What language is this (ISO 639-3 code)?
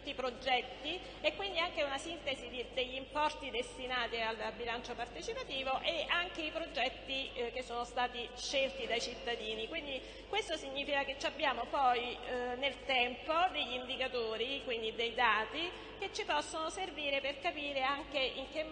ita